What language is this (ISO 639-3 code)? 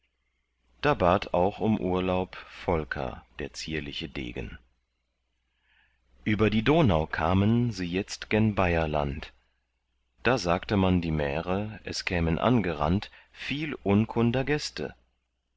deu